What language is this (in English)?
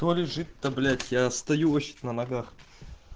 Russian